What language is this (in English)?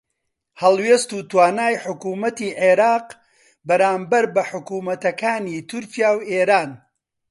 Central Kurdish